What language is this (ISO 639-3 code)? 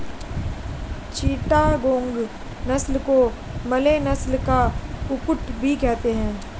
hin